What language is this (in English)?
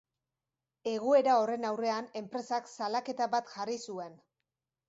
Basque